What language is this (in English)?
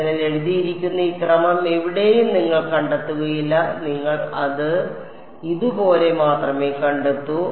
Malayalam